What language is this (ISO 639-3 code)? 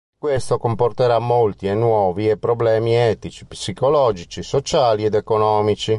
ita